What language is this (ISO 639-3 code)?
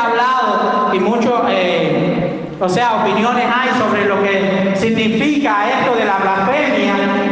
spa